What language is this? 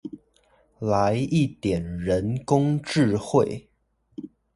Chinese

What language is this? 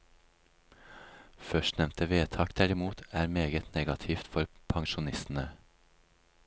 Norwegian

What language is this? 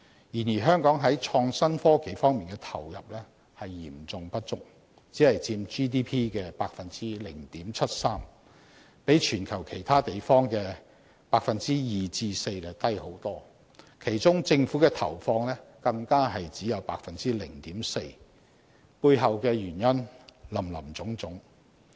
Cantonese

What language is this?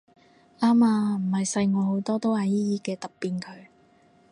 Cantonese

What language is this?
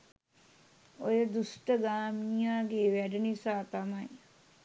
Sinhala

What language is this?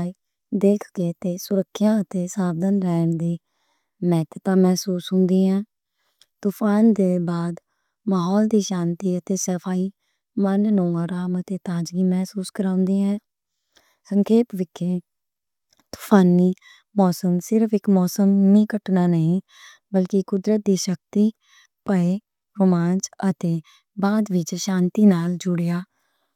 Western Panjabi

